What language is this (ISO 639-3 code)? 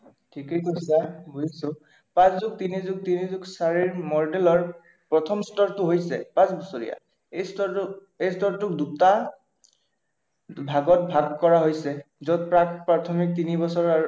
asm